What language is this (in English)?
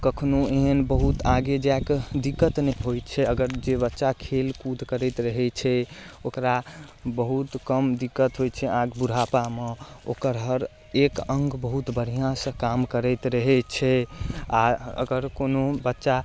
Maithili